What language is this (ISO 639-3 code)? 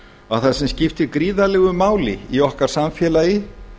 isl